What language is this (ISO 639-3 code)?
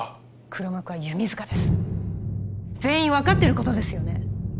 jpn